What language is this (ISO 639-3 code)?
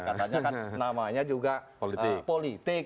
ind